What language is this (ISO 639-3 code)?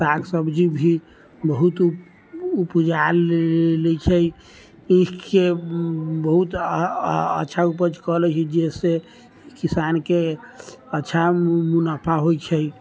mai